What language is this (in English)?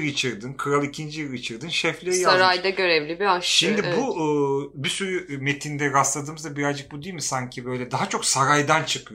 Turkish